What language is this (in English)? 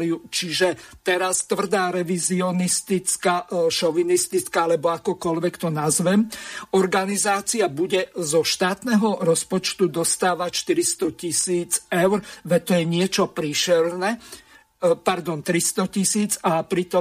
Slovak